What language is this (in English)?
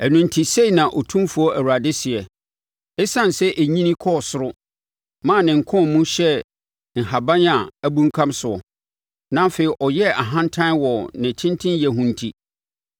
Akan